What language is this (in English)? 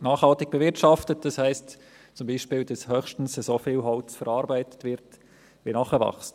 Swiss German